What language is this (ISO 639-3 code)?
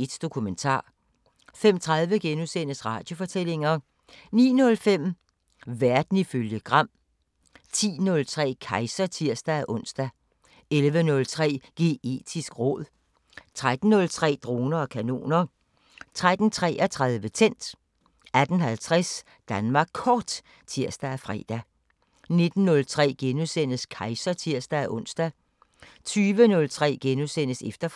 dan